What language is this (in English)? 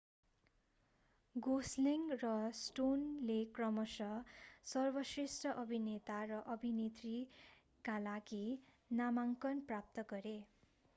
Nepali